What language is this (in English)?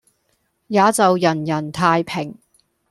Cantonese